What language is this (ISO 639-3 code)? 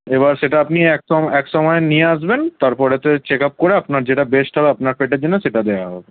ben